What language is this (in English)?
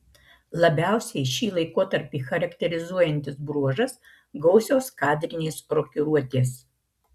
Lithuanian